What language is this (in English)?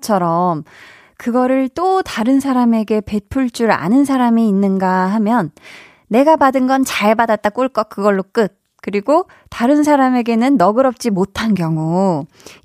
Korean